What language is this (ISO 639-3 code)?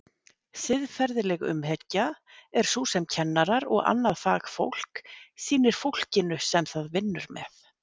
isl